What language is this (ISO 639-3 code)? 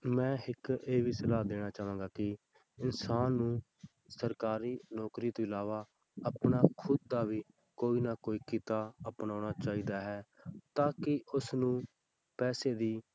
pan